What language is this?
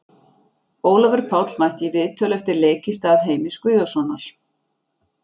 Icelandic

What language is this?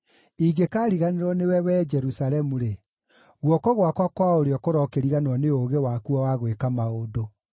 Kikuyu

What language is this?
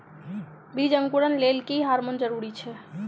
Maithili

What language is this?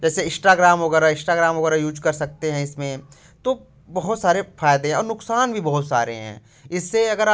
Hindi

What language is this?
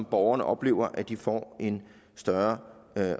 Danish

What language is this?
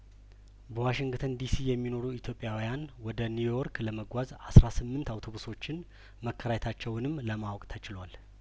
Amharic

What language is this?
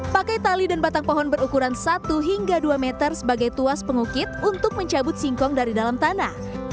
Indonesian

